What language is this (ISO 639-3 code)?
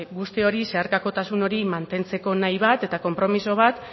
eus